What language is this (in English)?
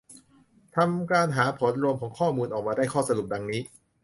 Thai